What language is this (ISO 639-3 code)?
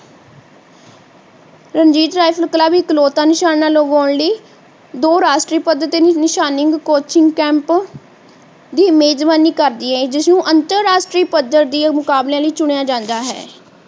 pan